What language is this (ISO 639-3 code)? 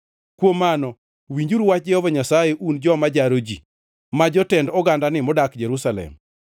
luo